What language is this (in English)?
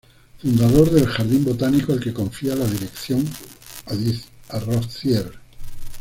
Spanish